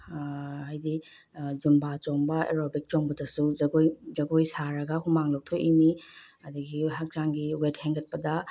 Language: Manipuri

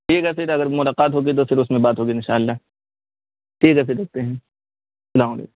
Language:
Urdu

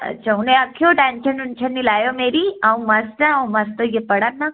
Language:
Dogri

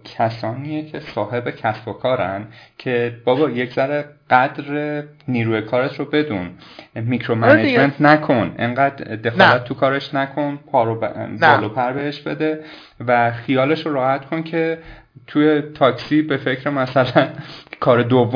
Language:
Persian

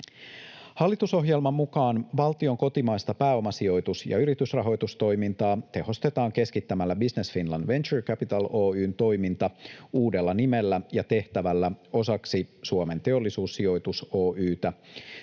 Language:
Finnish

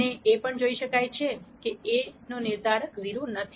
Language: Gujarati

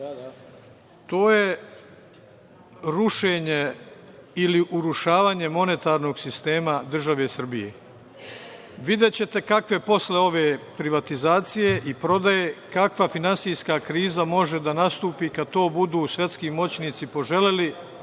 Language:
Serbian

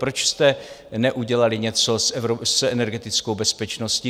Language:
Czech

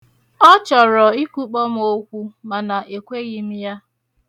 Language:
Igbo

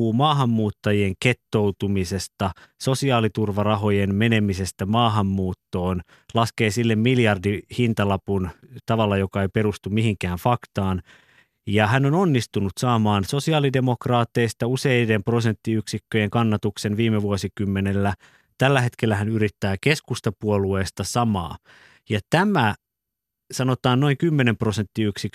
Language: Finnish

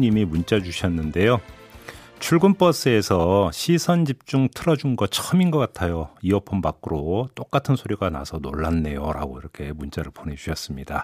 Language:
Korean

